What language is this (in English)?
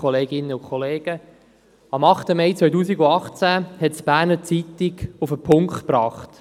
Swiss German